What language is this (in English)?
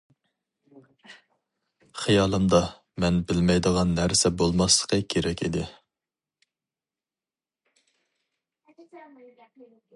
Uyghur